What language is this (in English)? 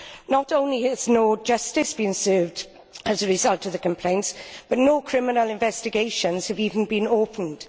English